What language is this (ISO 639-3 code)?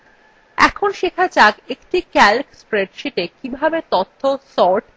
ben